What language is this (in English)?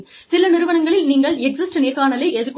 Tamil